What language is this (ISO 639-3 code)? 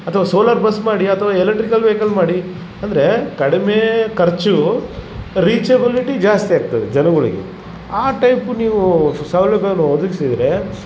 kan